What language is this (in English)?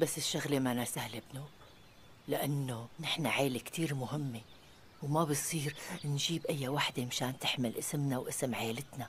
Arabic